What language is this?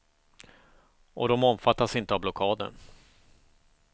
Swedish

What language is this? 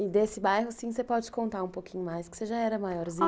Portuguese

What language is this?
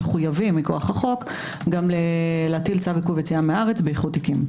Hebrew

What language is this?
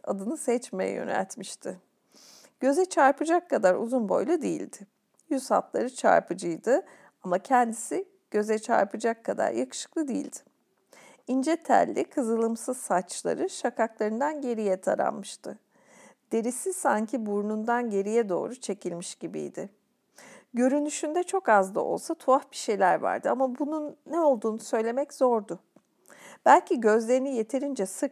Turkish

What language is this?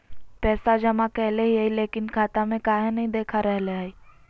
Magahi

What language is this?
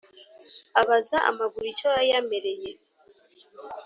Kinyarwanda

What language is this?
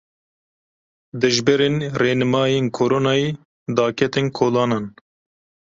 Kurdish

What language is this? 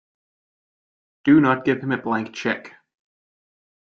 English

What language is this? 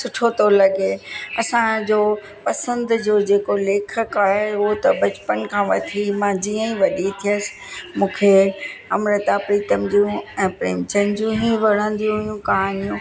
Sindhi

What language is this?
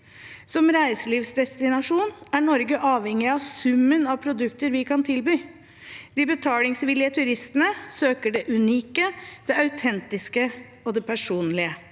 Norwegian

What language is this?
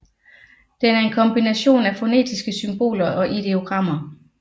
Danish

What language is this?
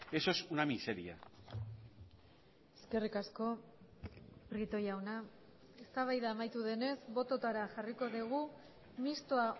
Basque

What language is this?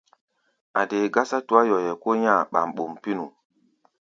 Gbaya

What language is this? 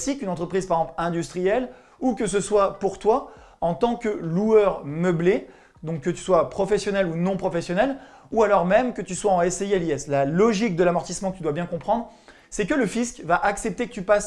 French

